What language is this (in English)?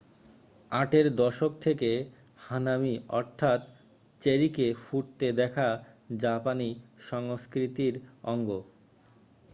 Bangla